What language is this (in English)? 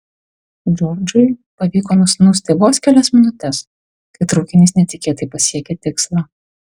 Lithuanian